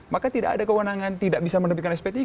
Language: Indonesian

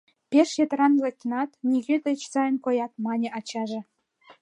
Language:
Mari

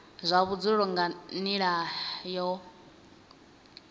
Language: Venda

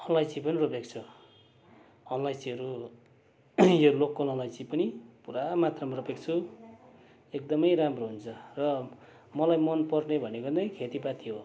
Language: Nepali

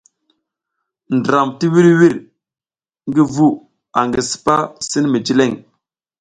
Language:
South Giziga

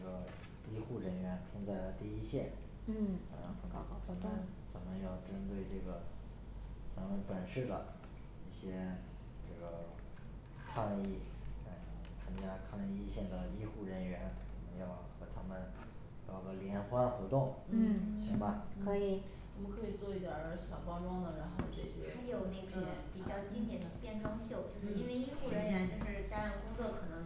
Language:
Chinese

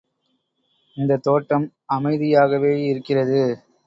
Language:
Tamil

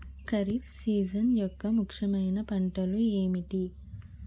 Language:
Telugu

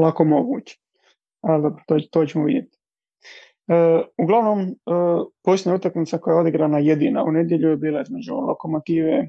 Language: Croatian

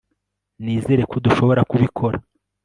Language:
Kinyarwanda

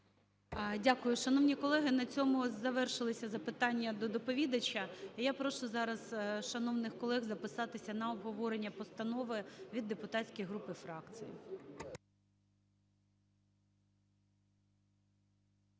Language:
Ukrainian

